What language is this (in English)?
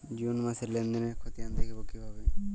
Bangla